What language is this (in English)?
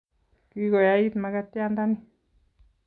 Kalenjin